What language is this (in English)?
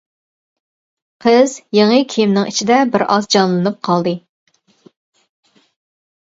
Uyghur